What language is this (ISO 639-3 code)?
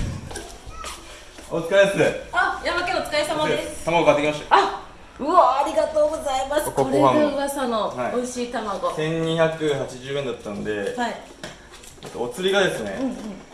jpn